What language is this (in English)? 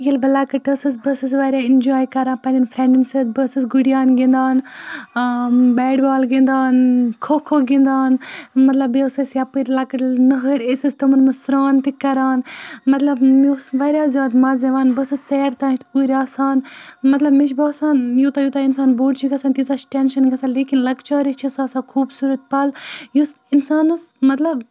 Kashmiri